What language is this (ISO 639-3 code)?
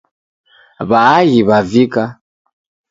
dav